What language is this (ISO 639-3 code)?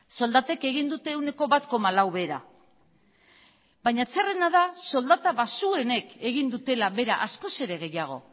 eus